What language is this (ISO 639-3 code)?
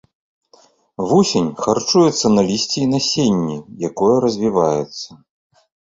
bel